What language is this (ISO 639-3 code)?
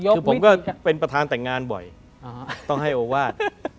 tha